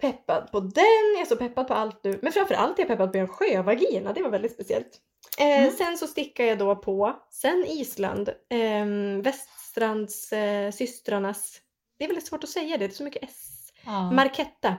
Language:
Swedish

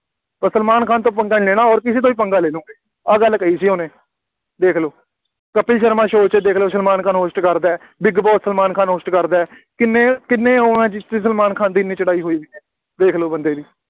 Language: Punjabi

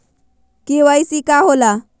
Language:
Magahi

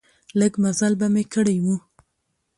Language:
Pashto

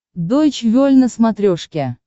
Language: Russian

